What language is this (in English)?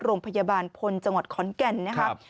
Thai